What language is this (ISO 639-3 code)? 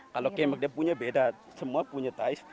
ind